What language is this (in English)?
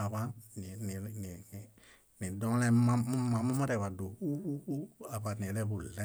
Bayot